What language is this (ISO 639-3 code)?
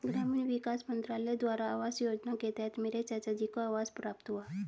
hin